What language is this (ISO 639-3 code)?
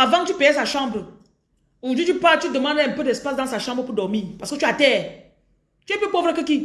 fra